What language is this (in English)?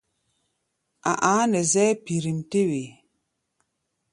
Gbaya